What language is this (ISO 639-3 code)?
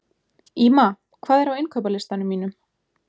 isl